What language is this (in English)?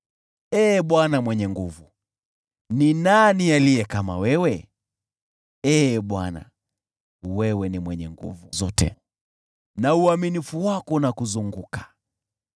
Swahili